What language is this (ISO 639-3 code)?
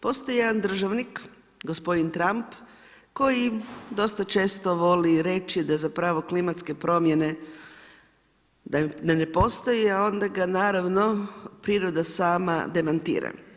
hrv